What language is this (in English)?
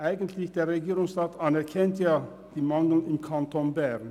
Swiss German